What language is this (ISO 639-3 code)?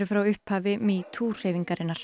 isl